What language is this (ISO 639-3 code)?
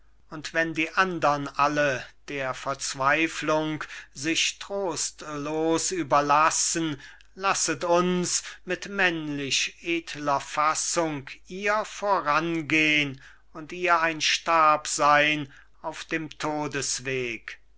deu